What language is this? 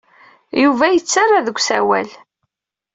Kabyle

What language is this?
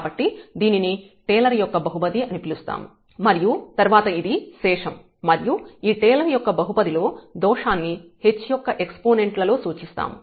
Telugu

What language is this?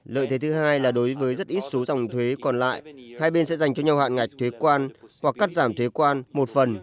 Vietnamese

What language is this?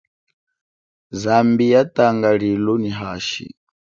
Chokwe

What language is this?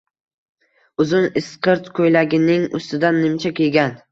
Uzbek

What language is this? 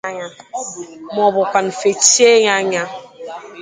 Igbo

